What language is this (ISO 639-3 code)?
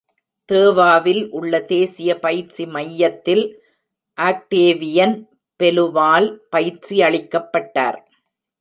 tam